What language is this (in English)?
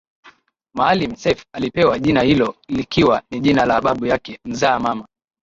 Swahili